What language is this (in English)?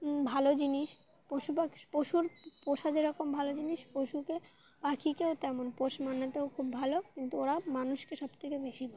Bangla